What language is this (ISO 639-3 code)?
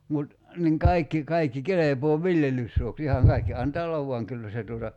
fin